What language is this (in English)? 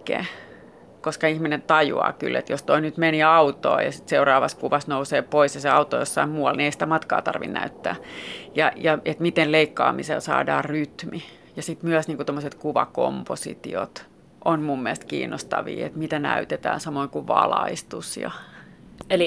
Finnish